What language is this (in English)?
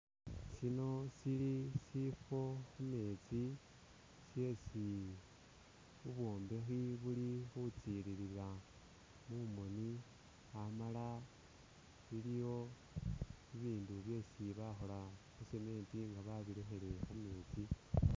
Masaaba